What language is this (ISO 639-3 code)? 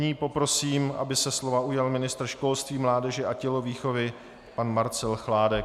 ces